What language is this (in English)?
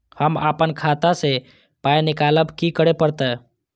Maithili